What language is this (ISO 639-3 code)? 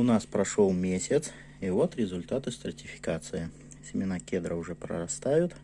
rus